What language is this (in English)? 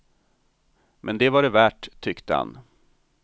Swedish